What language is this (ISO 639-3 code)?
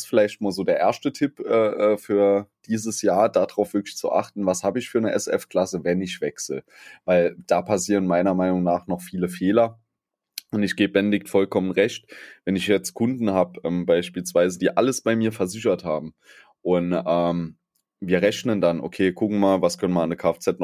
deu